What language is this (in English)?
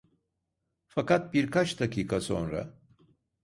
Turkish